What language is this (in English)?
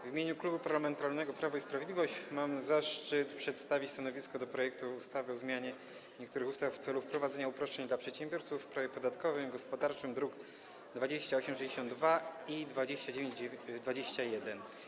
Polish